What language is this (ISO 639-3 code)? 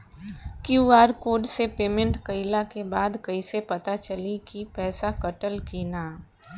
bho